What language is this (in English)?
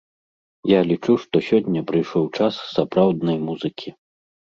Belarusian